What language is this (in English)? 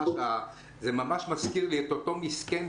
Hebrew